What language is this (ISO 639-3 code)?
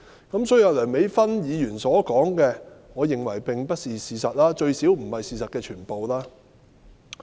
yue